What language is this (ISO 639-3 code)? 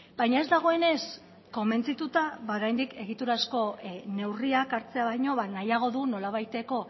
eus